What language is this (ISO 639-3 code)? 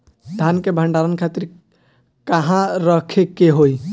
bho